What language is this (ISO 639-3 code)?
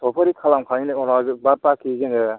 brx